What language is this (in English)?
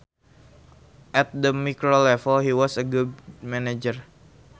Sundanese